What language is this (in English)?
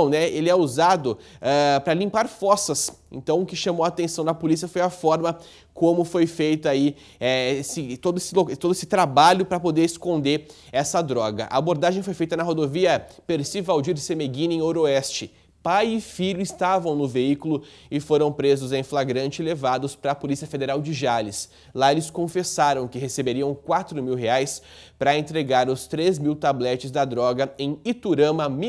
Portuguese